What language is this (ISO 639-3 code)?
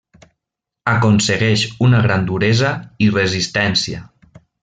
cat